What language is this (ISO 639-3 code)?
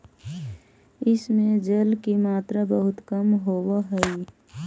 mag